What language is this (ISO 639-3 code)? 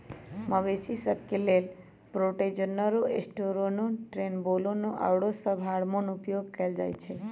mag